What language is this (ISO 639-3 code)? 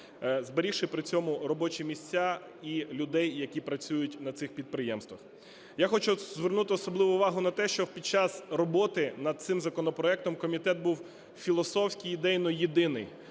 ukr